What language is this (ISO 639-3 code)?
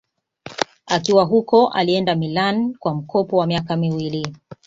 swa